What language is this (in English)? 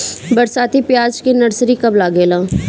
Bhojpuri